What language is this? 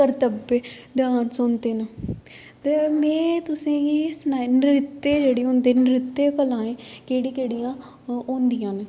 Dogri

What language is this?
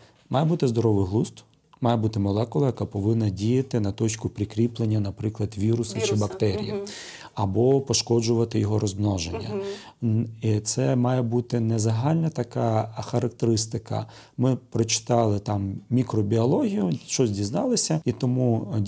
Ukrainian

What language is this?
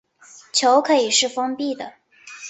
Chinese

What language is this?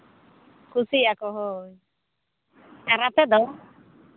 Santali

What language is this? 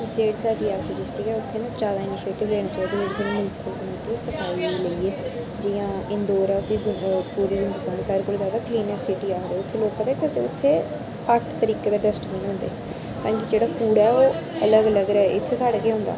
Dogri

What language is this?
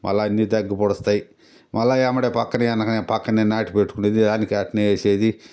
Telugu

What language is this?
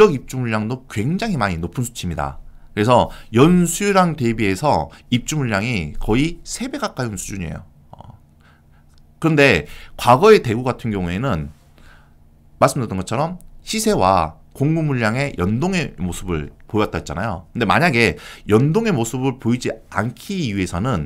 Korean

